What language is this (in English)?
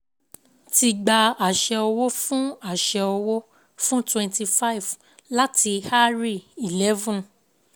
Yoruba